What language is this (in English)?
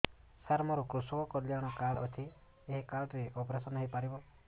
Odia